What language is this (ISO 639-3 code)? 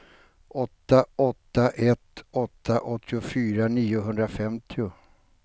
swe